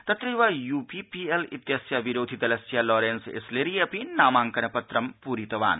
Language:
Sanskrit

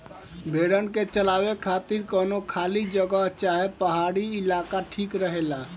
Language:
Bhojpuri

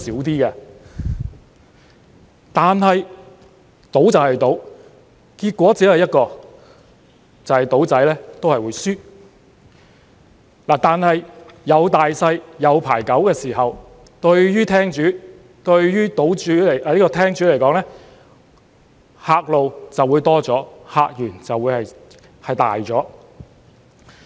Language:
Cantonese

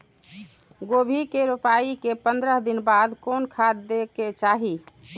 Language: Maithili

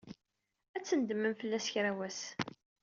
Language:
Kabyle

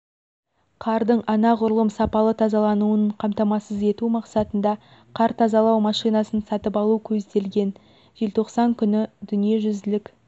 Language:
Kazakh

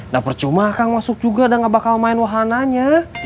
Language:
Indonesian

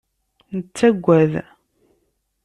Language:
Kabyle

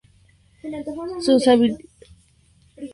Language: Spanish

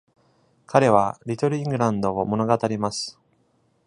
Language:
Japanese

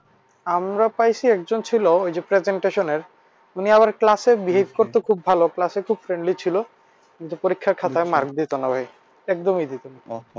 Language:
Bangla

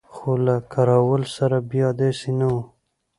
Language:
Pashto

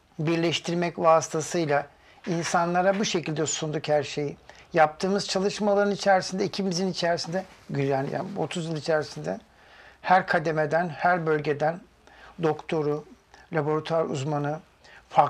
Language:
Turkish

